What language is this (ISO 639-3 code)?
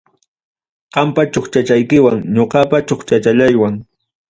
quy